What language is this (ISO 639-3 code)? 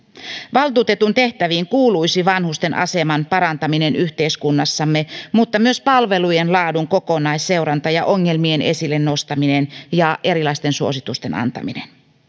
fin